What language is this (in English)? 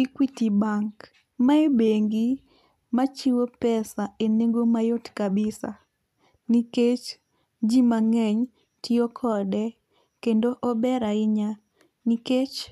Luo (Kenya and Tanzania)